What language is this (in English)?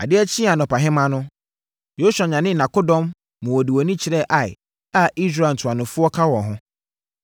Akan